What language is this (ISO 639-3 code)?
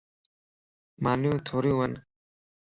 lss